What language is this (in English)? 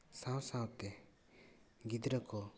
Santali